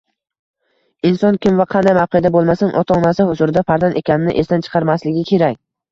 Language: Uzbek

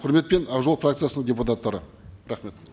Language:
Kazakh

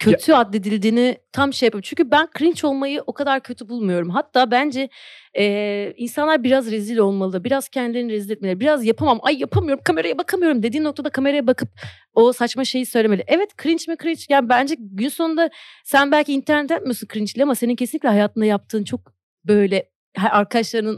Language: Turkish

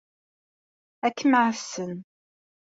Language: Kabyle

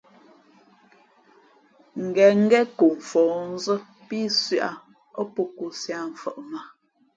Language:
Fe'fe'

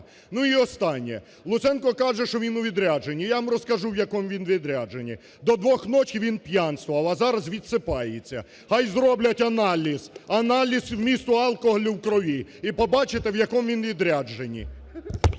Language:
Ukrainian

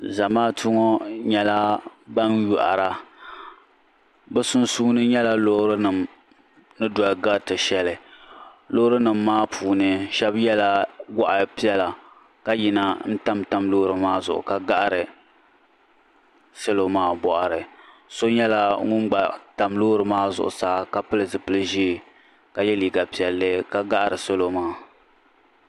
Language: Dagbani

